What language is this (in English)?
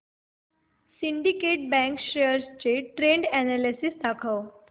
Marathi